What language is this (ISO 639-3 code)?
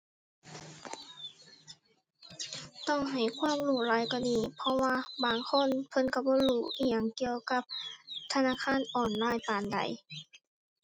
tha